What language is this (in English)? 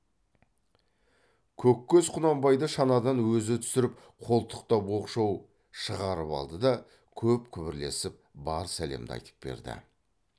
Kazakh